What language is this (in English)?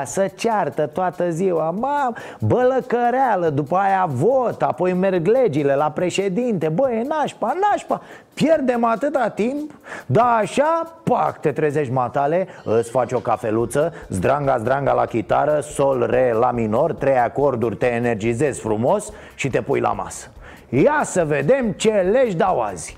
Romanian